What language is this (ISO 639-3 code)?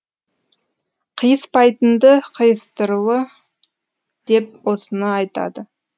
kaz